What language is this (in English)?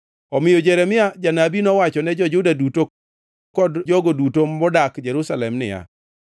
Luo (Kenya and Tanzania)